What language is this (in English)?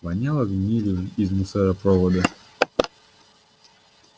Russian